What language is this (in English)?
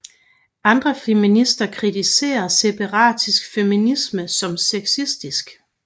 Danish